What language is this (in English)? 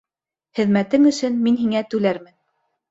Bashkir